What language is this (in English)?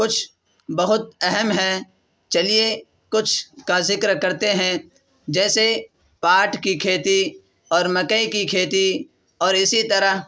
Urdu